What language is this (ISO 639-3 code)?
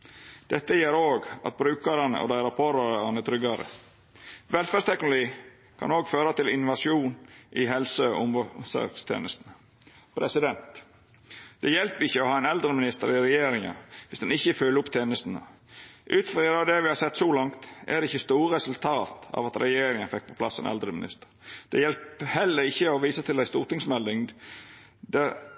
nno